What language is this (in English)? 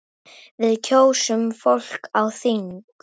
Icelandic